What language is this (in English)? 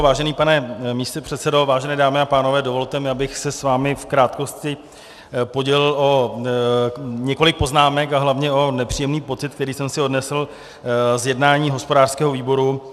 Czech